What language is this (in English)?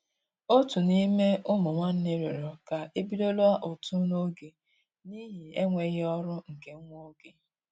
Igbo